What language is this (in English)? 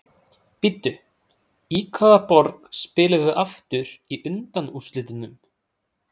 Icelandic